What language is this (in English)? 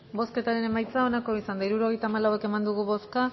Basque